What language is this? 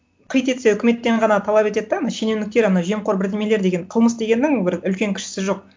Kazakh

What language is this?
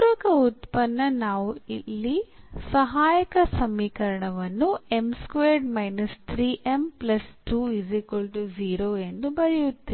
Kannada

